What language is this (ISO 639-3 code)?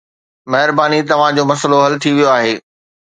snd